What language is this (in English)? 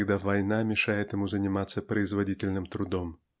Russian